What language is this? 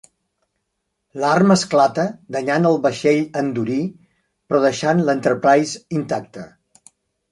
Catalan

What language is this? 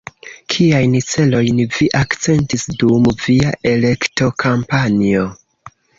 Esperanto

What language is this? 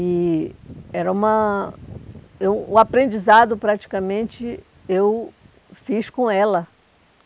Portuguese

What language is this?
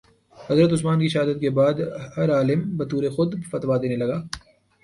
Urdu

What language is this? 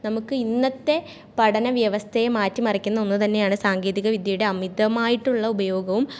Malayalam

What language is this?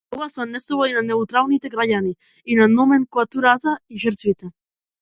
Macedonian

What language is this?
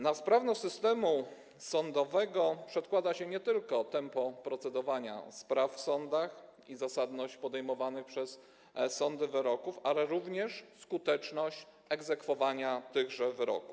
Polish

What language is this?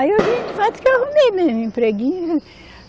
Portuguese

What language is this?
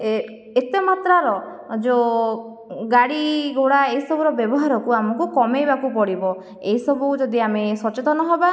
Odia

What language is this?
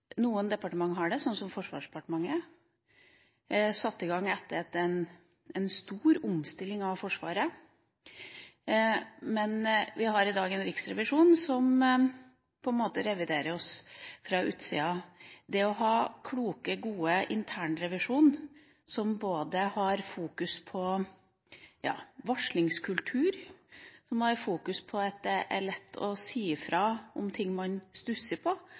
Norwegian Bokmål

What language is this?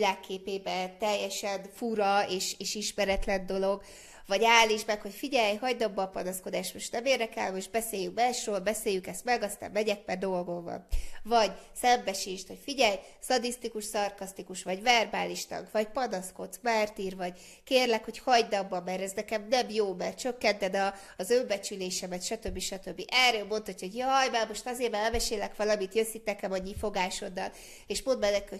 Hungarian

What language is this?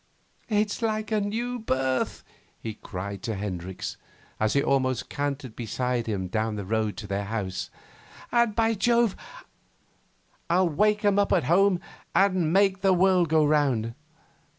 English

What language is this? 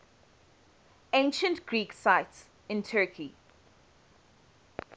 English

